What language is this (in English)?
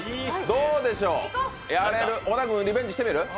Japanese